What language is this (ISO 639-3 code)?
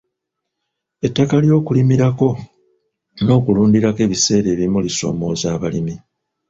lug